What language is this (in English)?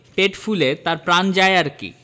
Bangla